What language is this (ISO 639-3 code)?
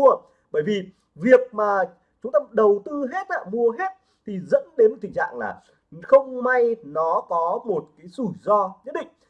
vie